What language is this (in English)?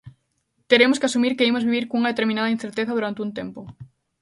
Galician